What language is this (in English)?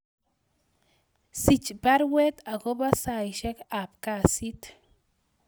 Kalenjin